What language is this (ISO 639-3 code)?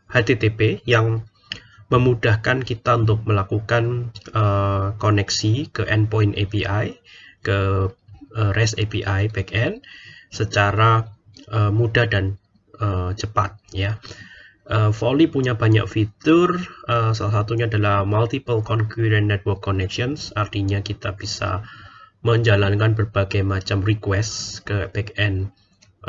ind